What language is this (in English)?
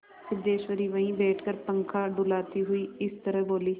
Hindi